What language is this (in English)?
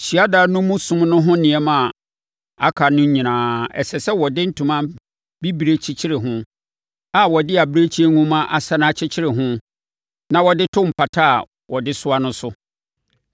Akan